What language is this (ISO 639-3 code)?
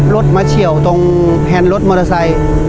tha